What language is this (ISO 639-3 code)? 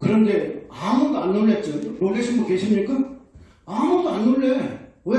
kor